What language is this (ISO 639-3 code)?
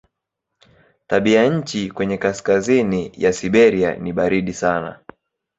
swa